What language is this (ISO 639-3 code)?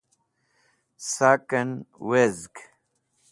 wbl